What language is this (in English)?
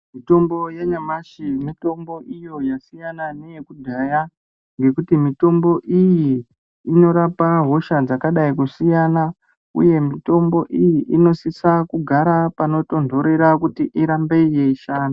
Ndau